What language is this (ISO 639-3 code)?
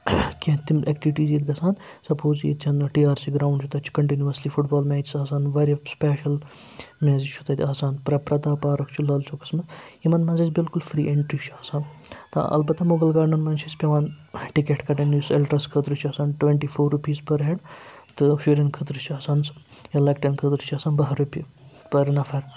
kas